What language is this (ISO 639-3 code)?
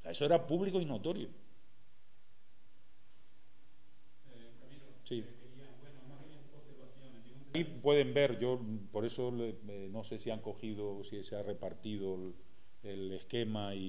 spa